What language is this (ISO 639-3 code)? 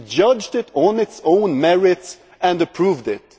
eng